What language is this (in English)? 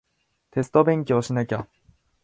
Japanese